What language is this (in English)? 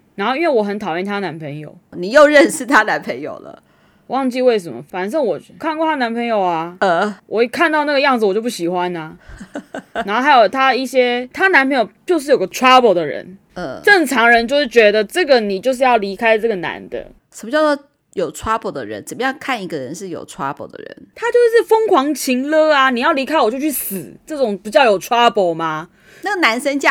Chinese